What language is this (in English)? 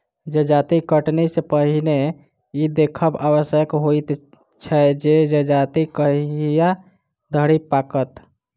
Maithili